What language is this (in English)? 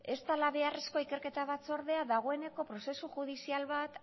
Basque